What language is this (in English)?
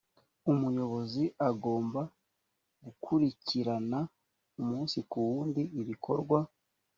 Kinyarwanda